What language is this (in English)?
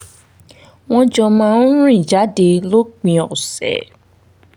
Yoruba